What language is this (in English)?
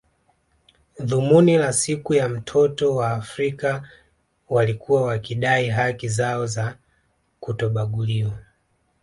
Swahili